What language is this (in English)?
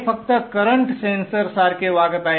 Marathi